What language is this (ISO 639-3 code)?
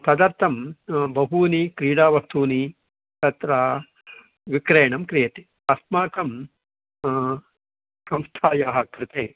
san